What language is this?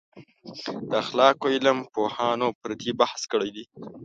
Pashto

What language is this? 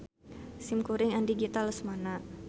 Sundanese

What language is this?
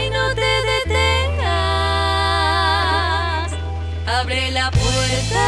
Indonesian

